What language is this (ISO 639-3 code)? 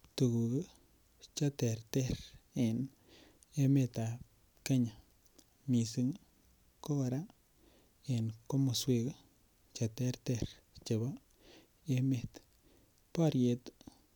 kln